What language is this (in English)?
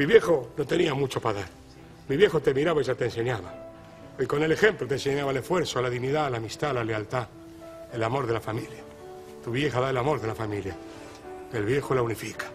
Spanish